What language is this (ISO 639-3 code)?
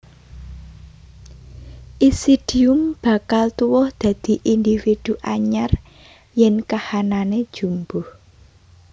jav